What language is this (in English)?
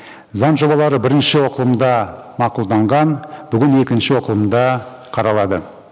Kazakh